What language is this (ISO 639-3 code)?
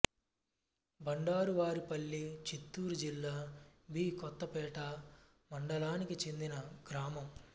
tel